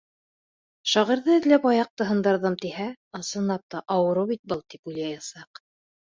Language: Bashkir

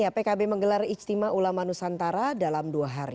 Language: Indonesian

